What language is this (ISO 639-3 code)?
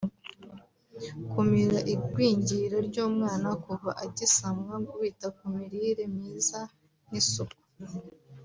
kin